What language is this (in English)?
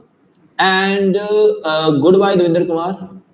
Punjabi